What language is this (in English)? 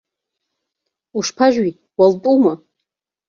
Abkhazian